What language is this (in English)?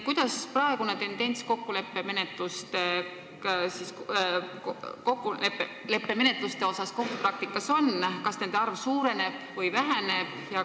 Estonian